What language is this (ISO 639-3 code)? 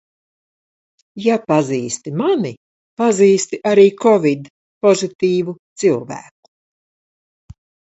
lav